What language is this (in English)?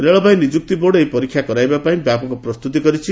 Odia